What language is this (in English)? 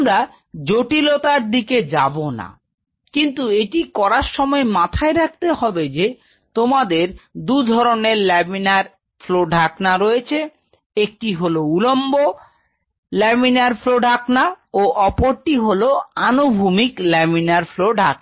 Bangla